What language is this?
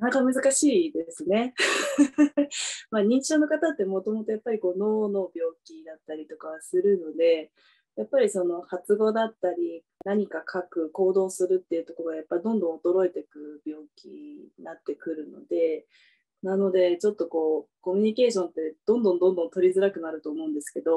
Japanese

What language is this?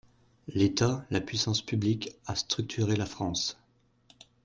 French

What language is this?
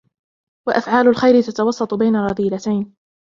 Arabic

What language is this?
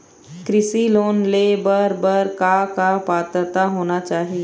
Chhattisgarhi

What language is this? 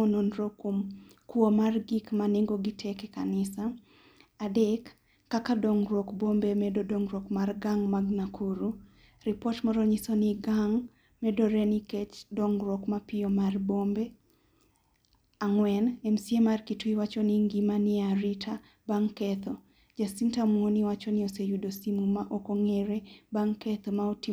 Luo (Kenya and Tanzania)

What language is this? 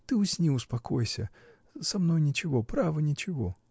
Russian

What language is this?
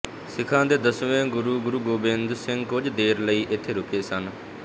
Punjabi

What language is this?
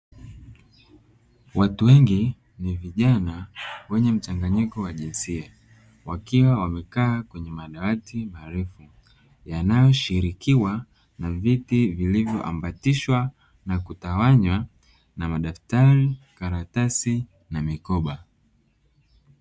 Swahili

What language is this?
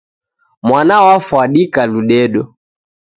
Taita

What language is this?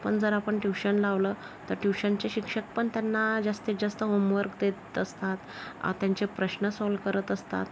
Marathi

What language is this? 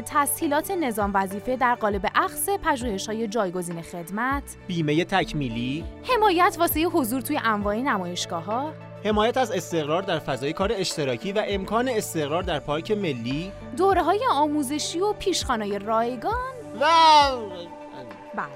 Persian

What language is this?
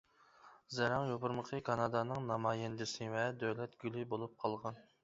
Uyghur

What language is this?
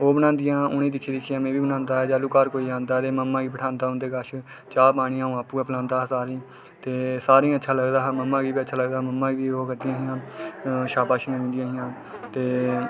Dogri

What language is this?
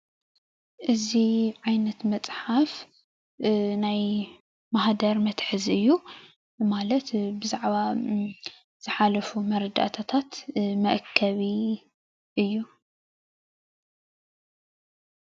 Tigrinya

